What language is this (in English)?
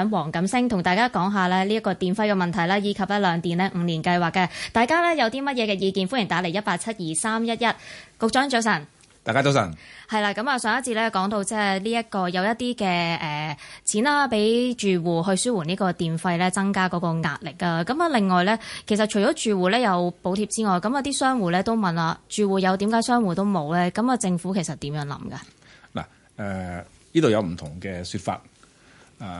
Chinese